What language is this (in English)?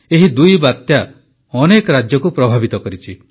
Odia